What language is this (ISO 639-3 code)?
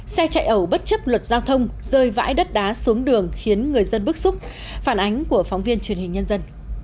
vie